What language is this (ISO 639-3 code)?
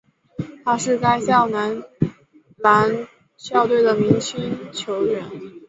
zho